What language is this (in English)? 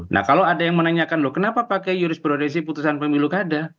Indonesian